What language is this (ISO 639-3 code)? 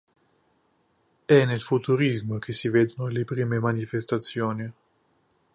ita